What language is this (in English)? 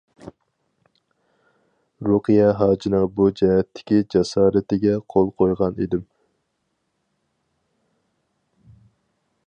Uyghur